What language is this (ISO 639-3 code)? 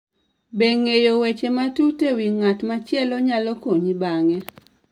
luo